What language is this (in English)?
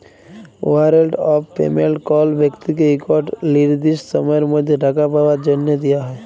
Bangla